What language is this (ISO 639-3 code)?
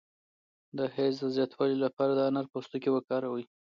pus